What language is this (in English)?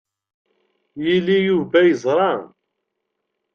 Kabyle